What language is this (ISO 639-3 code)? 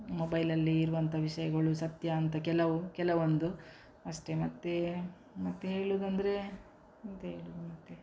kan